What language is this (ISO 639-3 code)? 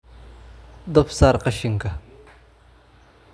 som